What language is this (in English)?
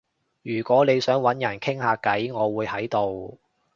Cantonese